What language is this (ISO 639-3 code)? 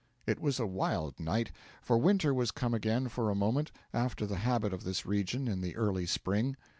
eng